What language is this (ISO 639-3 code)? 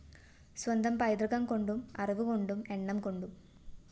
mal